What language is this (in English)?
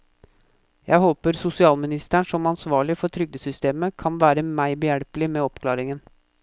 Norwegian